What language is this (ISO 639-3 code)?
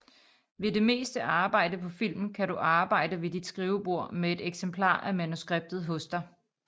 dan